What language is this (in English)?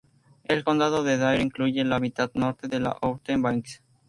Spanish